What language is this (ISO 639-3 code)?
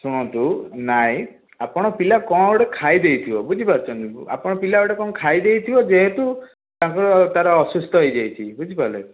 ori